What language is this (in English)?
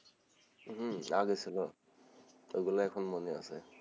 Bangla